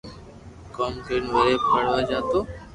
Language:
Loarki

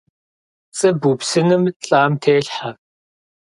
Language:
Kabardian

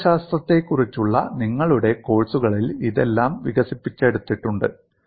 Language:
Malayalam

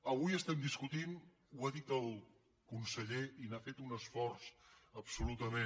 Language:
Catalan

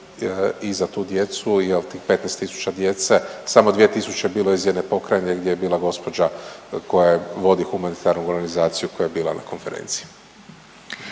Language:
Croatian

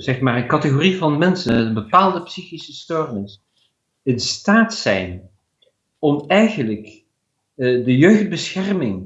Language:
Dutch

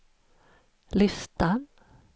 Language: Swedish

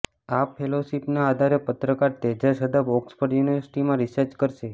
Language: Gujarati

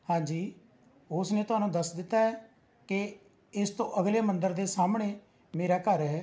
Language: Punjabi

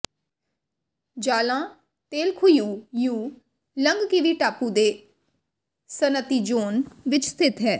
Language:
Punjabi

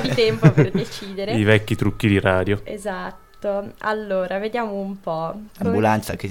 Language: Italian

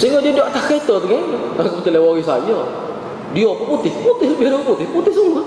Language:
Malay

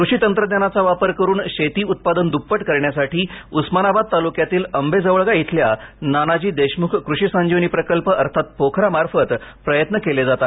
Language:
Marathi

